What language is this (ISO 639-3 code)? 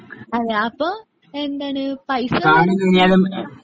mal